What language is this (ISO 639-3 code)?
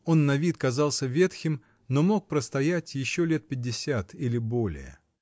rus